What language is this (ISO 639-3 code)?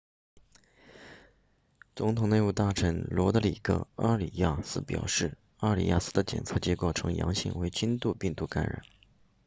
zho